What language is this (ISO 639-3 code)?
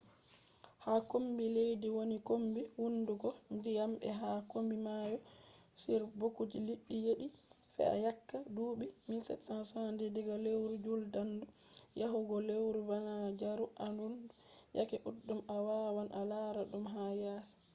ful